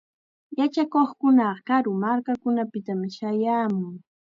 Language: Chiquián Ancash Quechua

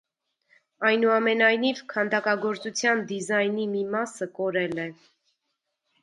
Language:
Armenian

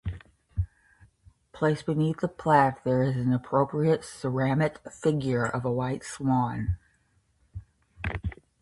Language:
English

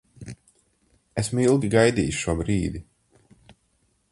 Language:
Latvian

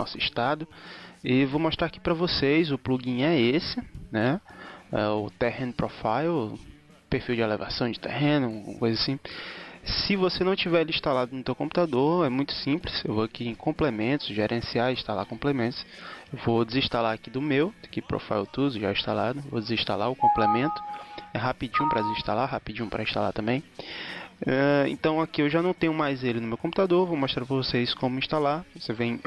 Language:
Portuguese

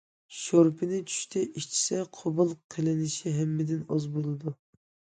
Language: Uyghur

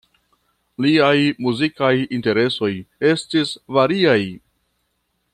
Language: Esperanto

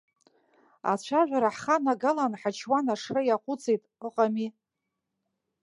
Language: Abkhazian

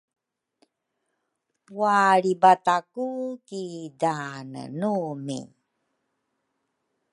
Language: Rukai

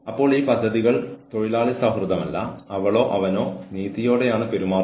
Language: Malayalam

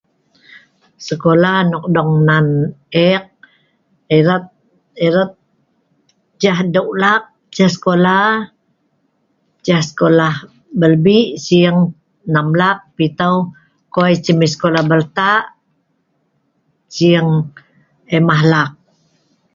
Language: Sa'ban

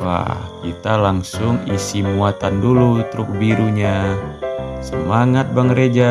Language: Indonesian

